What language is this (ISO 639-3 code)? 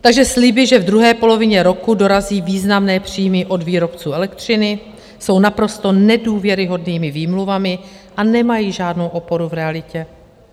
ces